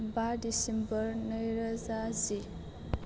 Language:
Bodo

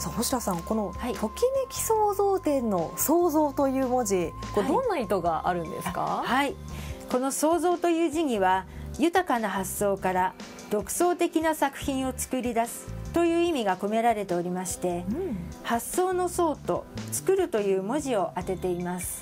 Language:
Japanese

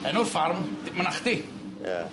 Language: Welsh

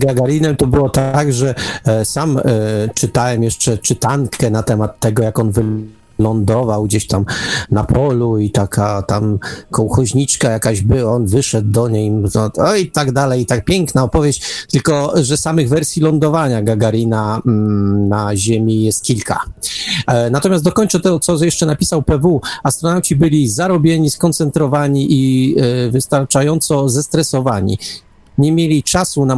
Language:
Polish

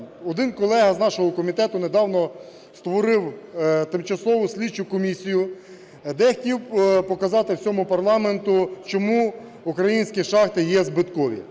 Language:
Ukrainian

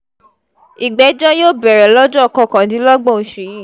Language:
Yoruba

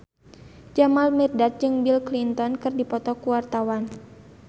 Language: Sundanese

